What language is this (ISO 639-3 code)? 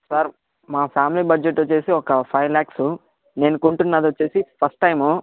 tel